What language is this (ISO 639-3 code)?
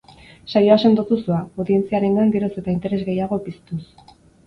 eus